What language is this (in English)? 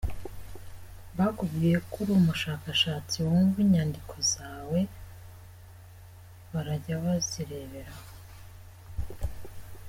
Kinyarwanda